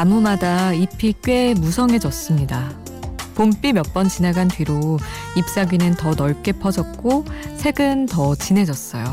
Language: Korean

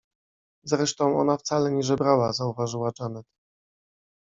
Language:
Polish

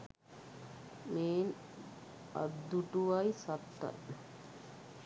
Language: Sinhala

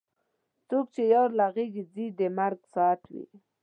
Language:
Pashto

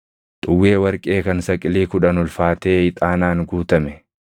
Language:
Oromo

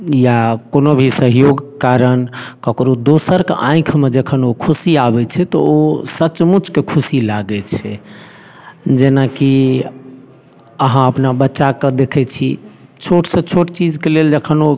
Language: Maithili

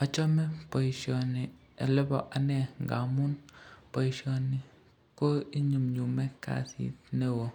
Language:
Kalenjin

